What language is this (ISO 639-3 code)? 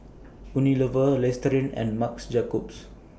eng